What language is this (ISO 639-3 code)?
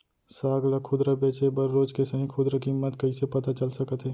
hne